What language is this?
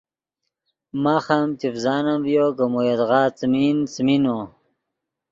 Yidgha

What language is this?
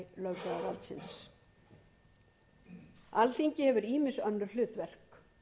Icelandic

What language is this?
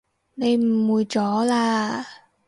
Cantonese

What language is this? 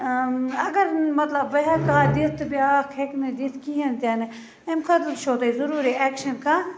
Kashmiri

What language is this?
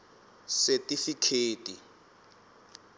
Tsonga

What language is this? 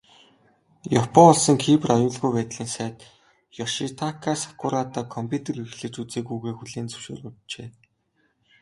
Mongolian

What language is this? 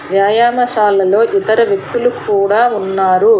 Telugu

